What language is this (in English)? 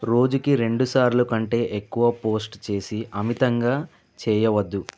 Telugu